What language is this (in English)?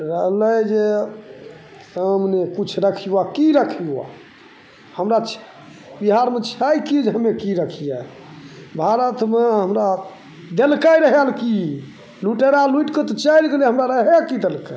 Maithili